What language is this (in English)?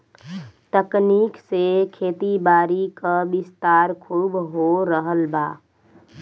Bhojpuri